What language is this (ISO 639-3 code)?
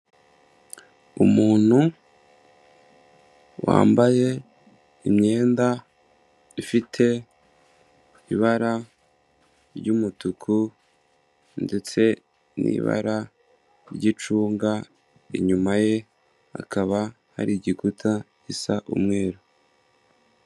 kin